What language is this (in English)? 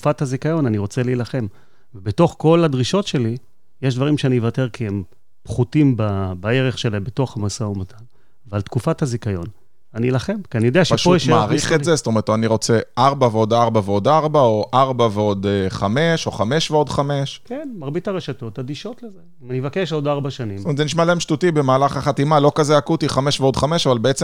Hebrew